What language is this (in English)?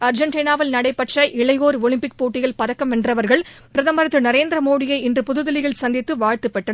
Tamil